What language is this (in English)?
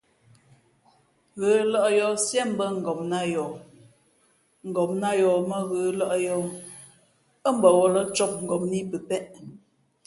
Fe'fe'